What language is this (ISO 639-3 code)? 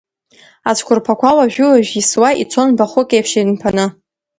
abk